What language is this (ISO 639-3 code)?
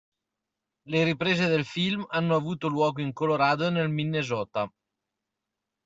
ita